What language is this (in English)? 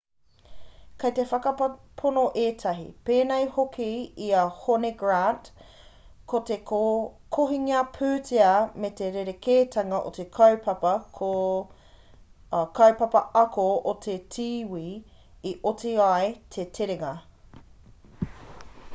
Māori